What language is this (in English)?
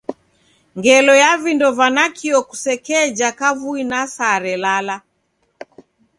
Taita